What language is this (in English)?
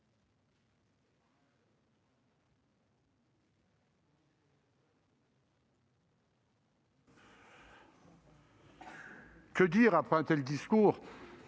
French